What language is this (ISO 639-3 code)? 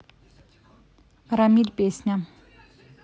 rus